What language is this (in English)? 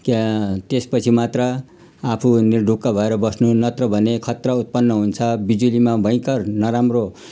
Nepali